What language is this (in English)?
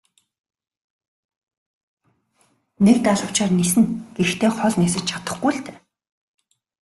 Mongolian